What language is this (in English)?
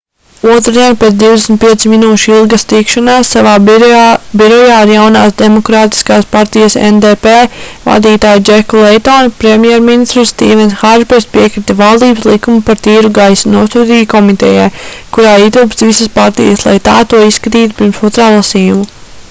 Latvian